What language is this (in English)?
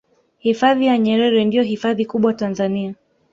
Swahili